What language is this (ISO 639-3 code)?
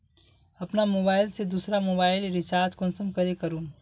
mag